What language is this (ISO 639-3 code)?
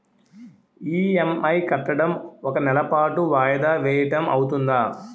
tel